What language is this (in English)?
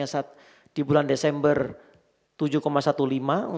Indonesian